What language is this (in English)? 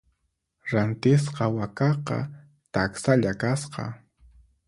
Puno Quechua